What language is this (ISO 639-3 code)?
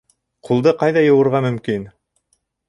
bak